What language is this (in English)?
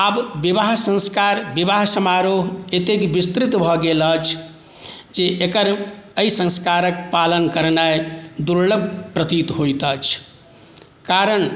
Maithili